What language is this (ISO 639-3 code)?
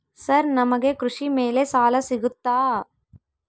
kan